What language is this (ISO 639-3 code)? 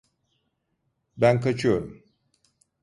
tur